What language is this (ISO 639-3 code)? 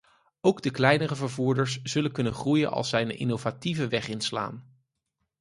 nld